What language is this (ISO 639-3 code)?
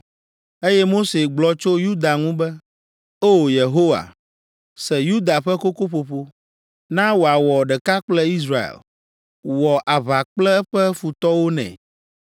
ewe